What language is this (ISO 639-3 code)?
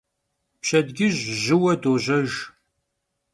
kbd